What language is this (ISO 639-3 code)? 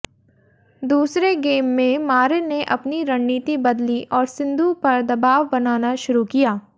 hin